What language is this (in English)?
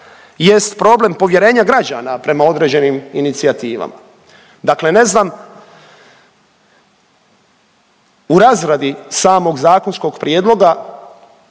Croatian